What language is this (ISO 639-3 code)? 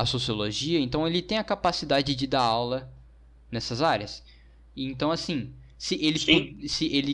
por